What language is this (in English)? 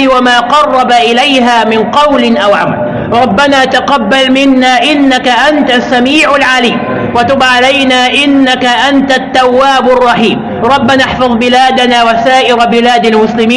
Arabic